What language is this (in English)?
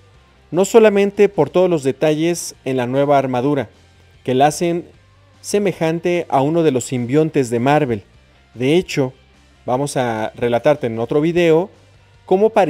Spanish